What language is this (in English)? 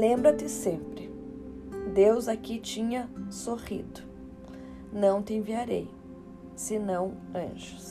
Portuguese